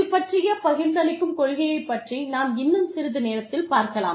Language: Tamil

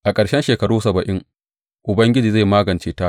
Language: Hausa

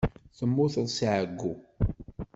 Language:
Kabyle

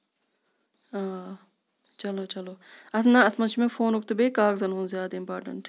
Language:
Kashmiri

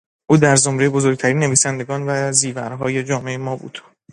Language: Persian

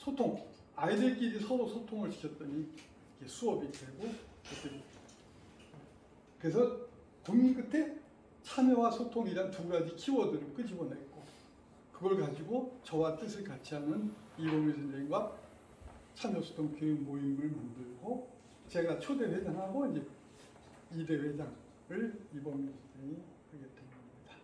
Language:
Korean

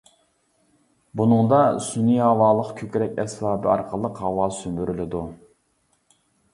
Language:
Uyghur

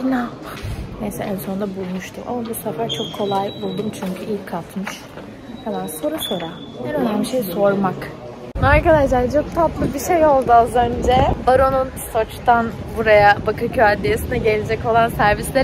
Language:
Turkish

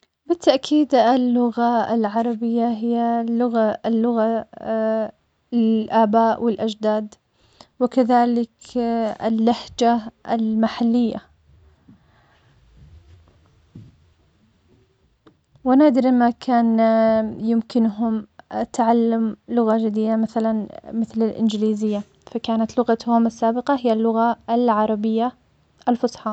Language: Omani Arabic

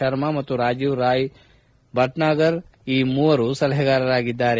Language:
Kannada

